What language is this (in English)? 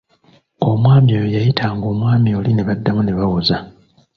Ganda